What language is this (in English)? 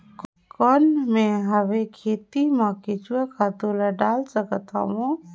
Chhattisgarhi